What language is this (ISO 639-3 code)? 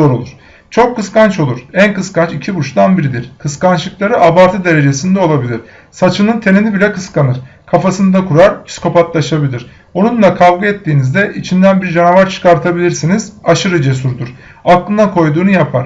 tur